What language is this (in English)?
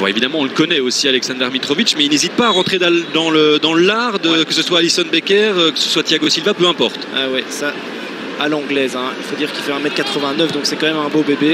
French